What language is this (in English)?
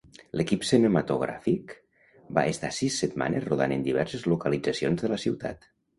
Catalan